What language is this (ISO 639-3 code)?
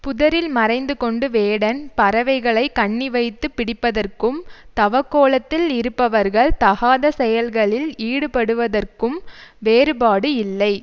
tam